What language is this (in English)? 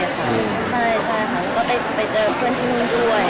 Thai